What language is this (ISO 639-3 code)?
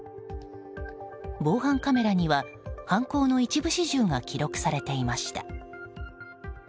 jpn